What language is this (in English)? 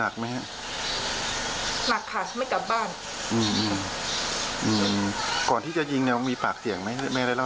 Thai